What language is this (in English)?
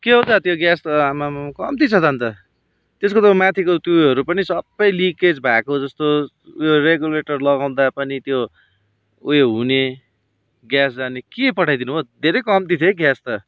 Nepali